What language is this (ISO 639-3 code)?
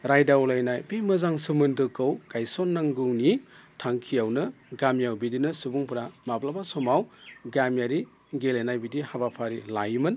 brx